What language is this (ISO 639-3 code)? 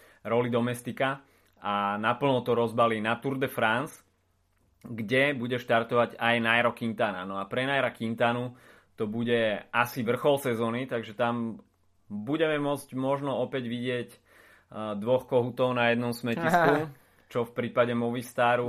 slk